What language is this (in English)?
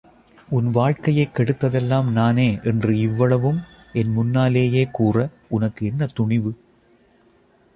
Tamil